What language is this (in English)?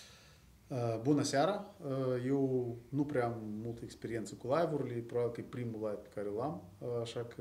Romanian